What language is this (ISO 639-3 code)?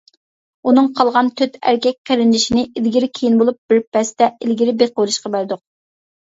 uig